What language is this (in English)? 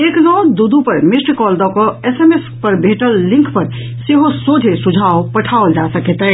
Maithili